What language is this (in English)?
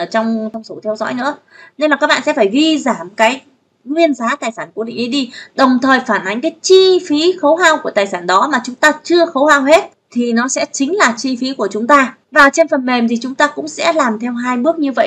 Vietnamese